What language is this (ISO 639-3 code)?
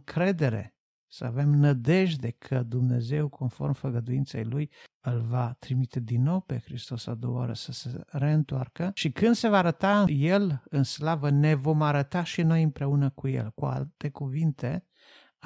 ron